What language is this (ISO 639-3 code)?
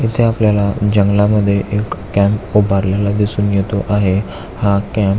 mar